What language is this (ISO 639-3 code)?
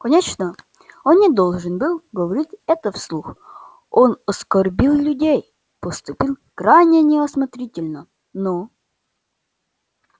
rus